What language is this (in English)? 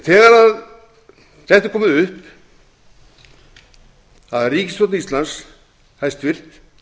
Icelandic